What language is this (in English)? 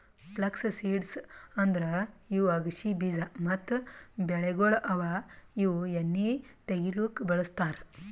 Kannada